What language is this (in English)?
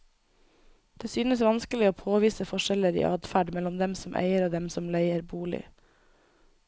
Norwegian